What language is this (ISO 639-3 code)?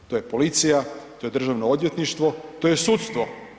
hrv